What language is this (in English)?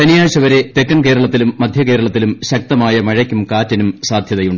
Malayalam